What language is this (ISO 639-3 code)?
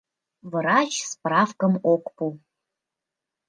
chm